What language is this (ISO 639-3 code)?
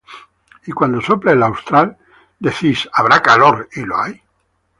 spa